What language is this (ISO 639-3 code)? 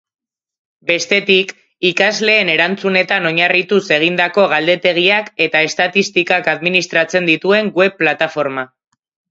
eus